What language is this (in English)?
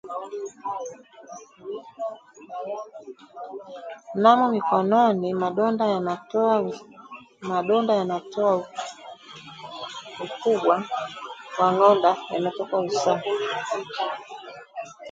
Swahili